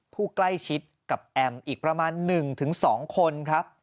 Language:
Thai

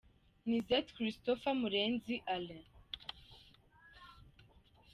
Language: Kinyarwanda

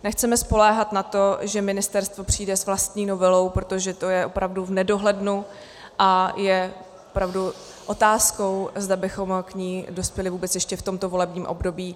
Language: Czech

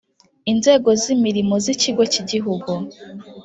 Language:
Kinyarwanda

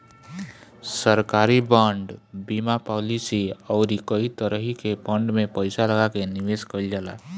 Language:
Bhojpuri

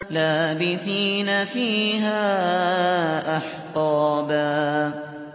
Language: Arabic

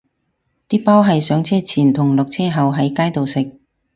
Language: Cantonese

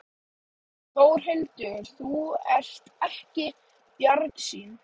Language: Icelandic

